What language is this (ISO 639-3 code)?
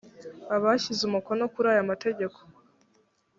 kin